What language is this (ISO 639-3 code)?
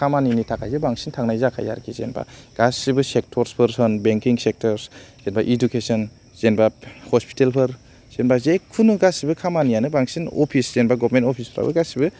brx